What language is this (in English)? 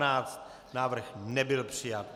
Czech